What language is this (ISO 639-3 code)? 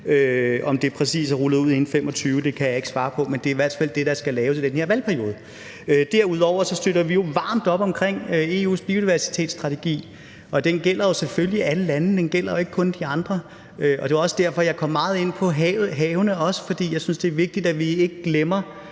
dan